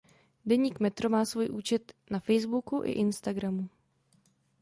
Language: Czech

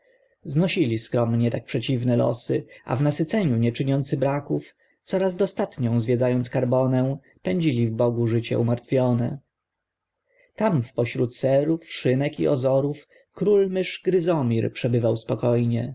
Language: Polish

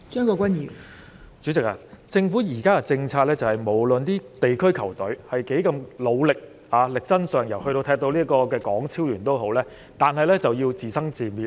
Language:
Cantonese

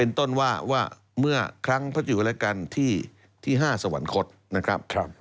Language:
Thai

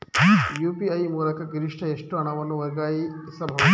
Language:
Kannada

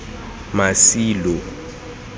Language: Tswana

